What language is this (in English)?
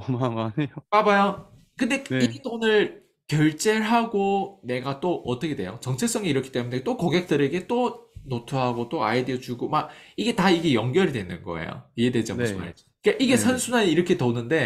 Korean